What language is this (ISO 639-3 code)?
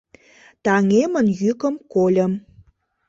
chm